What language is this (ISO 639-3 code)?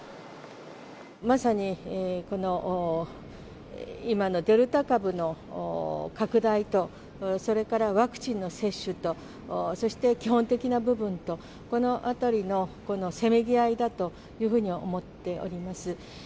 jpn